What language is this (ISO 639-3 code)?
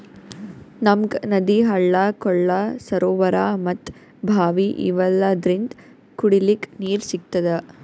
kan